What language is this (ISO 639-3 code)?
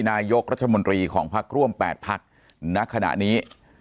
tha